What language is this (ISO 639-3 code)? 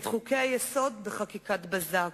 heb